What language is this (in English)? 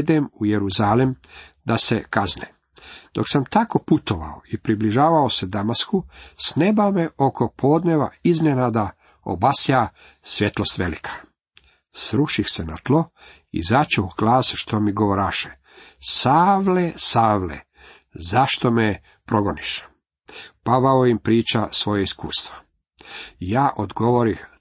Croatian